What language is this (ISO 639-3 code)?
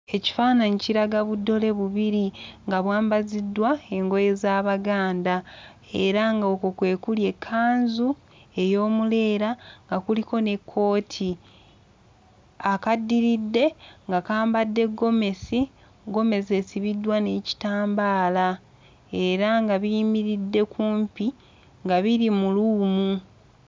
lug